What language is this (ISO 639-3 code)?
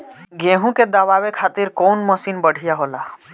bho